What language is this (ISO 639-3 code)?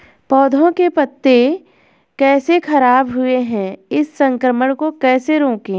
hin